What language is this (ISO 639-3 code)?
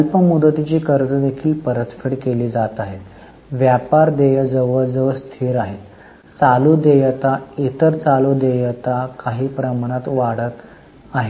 mar